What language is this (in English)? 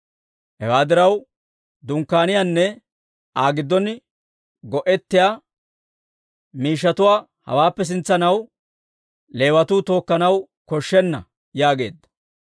Dawro